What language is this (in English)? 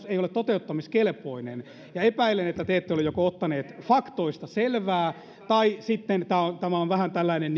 Finnish